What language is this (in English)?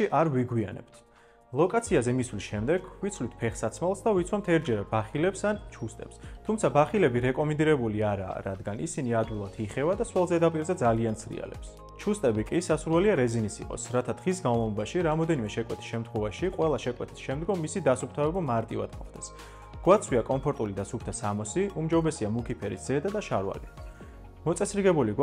Romanian